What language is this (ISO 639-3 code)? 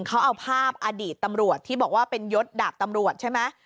tha